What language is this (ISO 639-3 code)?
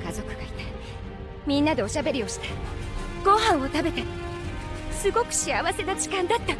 jpn